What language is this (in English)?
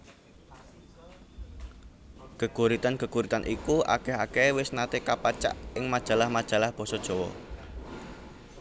Javanese